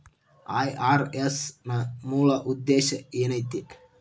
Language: Kannada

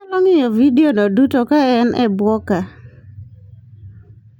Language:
Luo (Kenya and Tanzania)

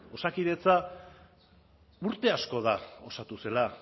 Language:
Basque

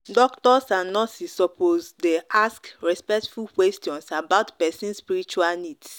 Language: Nigerian Pidgin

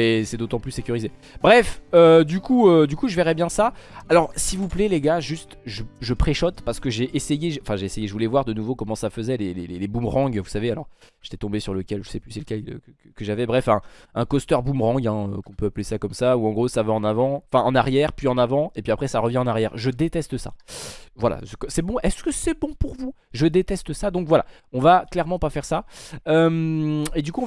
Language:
French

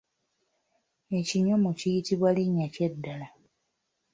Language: Ganda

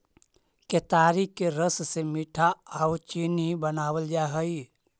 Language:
Magahi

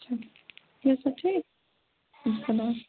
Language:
Kashmiri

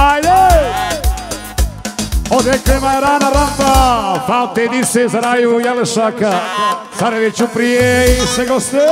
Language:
Arabic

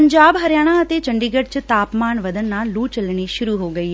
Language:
Punjabi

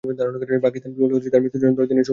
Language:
Bangla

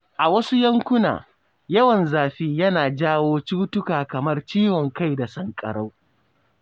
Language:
Hausa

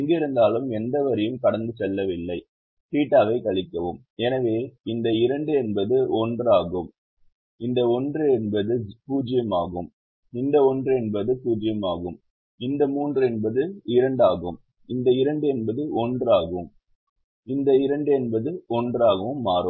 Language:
Tamil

